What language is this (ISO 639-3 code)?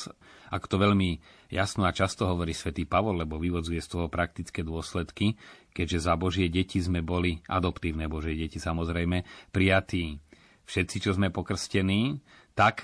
slk